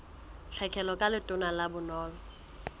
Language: Southern Sotho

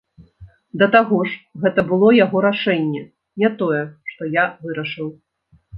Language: Belarusian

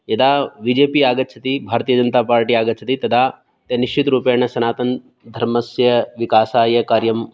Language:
Sanskrit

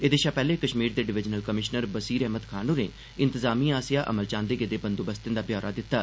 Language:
Dogri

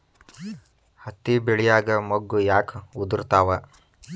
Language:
Kannada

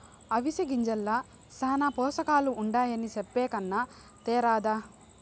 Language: Telugu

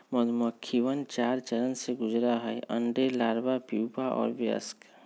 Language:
Magahi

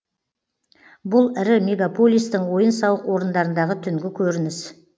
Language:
Kazakh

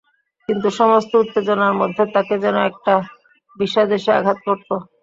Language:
Bangla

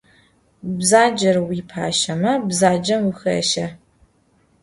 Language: Adyghe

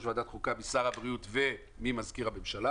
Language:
Hebrew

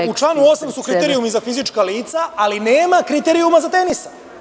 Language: Serbian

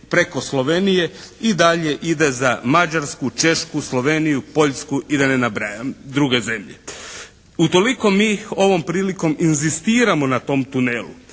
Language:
Croatian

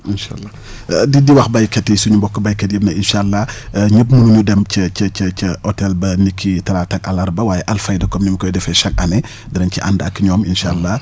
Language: Wolof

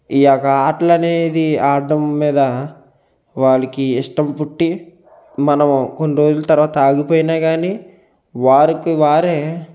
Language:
Telugu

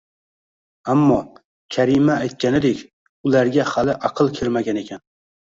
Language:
Uzbek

